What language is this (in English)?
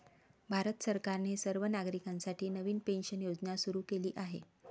Marathi